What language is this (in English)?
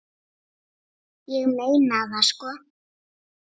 Icelandic